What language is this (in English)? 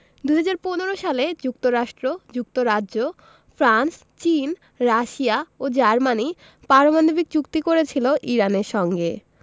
Bangla